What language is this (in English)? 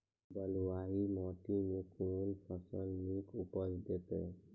Maithili